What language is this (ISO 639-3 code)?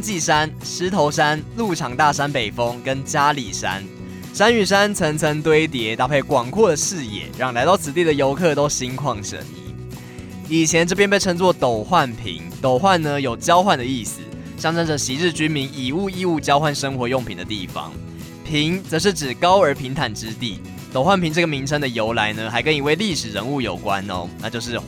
zho